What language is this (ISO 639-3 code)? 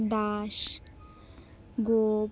ben